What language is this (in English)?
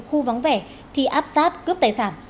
Vietnamese